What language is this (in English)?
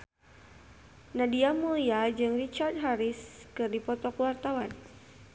Sundanese